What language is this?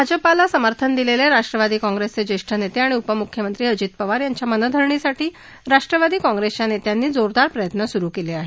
Marathi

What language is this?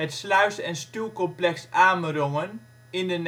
Dutch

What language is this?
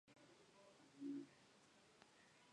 Spanish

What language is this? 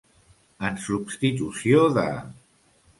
Catalan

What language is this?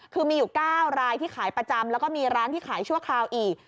Thai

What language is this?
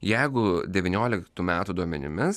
Lithuanian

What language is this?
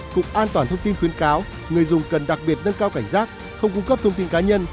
Vietnamese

